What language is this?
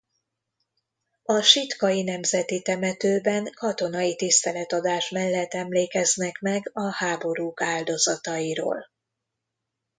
Hungarian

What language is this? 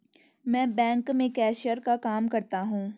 Hindi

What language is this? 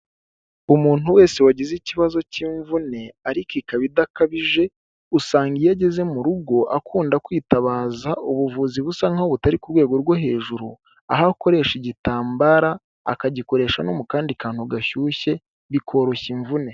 Kinyarwanda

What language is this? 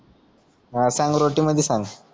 Marathi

